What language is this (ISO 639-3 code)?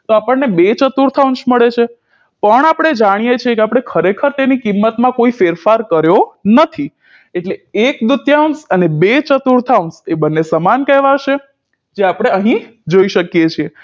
guj